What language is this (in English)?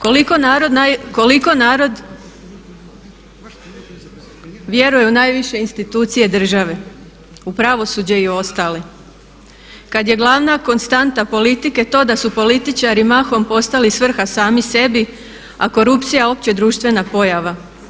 Croatian